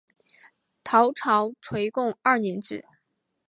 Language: Chinese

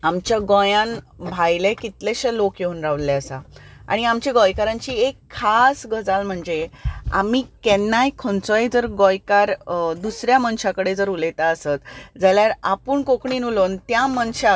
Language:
Konkani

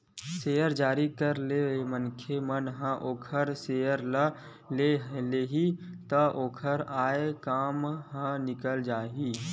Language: Chhattisgarhi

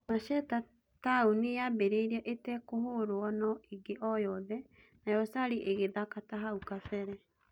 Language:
Kikuyu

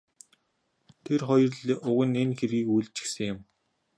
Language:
Mongolian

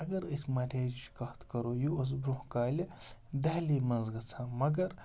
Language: Kashmiri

